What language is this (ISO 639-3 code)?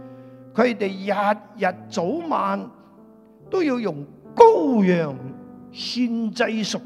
zho